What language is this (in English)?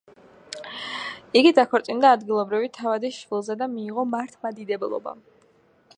Georgian